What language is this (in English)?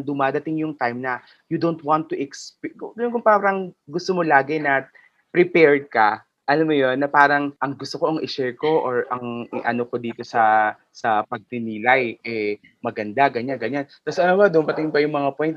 Filipino